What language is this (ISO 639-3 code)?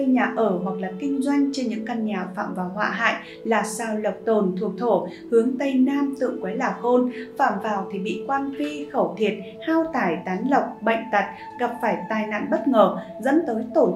vie